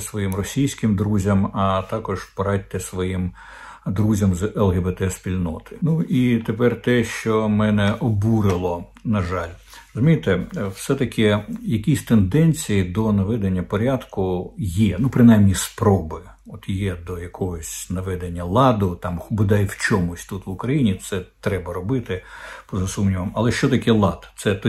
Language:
Ukrainian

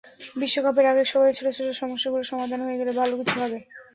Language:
Bangla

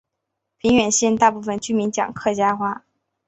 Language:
Chinese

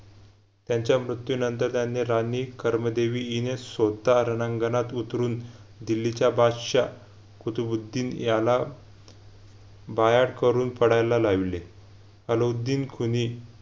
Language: Marathi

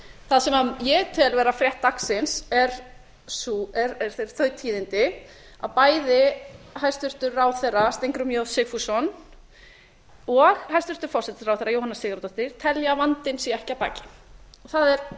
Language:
Icelandic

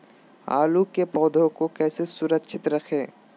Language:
Magahi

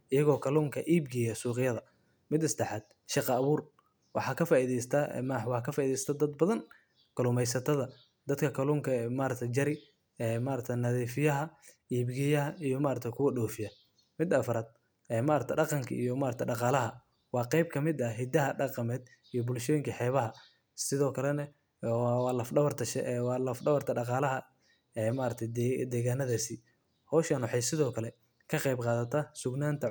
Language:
Somali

